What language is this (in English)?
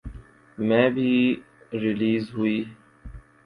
Urdu